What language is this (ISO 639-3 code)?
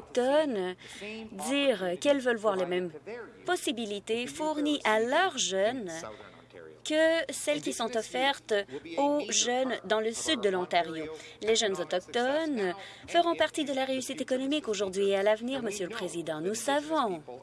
fra